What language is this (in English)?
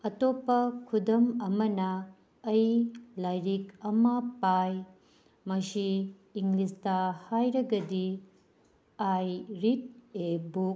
Manipuri